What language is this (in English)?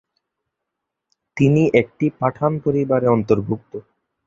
Bangla